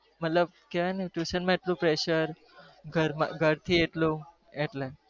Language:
Gujarati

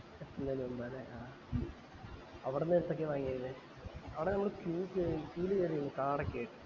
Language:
Malayalam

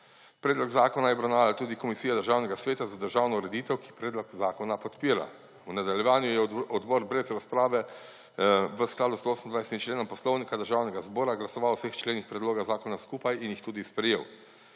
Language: Slovenian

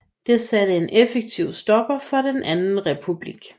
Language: Danish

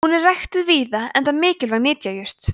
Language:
Icelandic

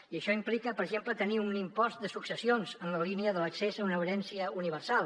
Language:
Catalan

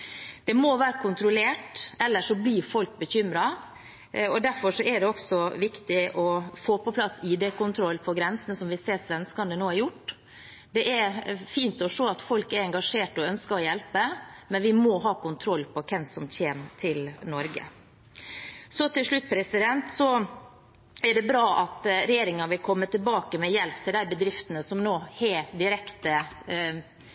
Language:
Norwegian Bokmål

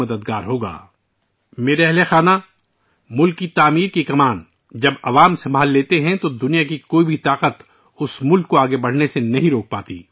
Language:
Urdu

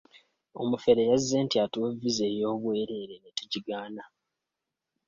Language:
Ganda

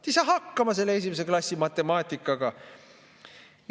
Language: Estonian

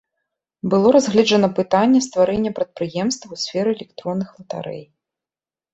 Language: Belarusian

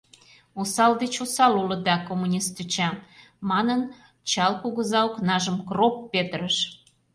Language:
Mari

